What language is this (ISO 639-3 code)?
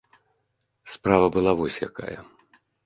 bel